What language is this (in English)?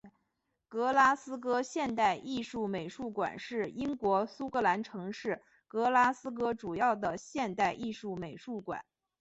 Chinese